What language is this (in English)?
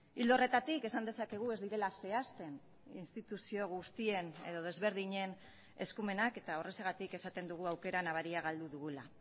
Basque